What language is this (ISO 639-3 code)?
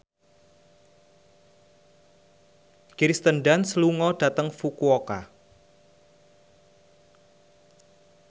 jav